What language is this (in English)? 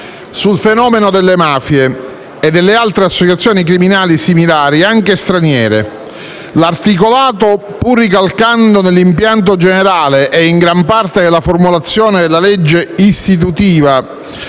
Italian